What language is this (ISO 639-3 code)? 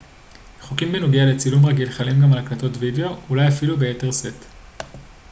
heb